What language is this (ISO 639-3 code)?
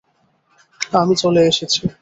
ben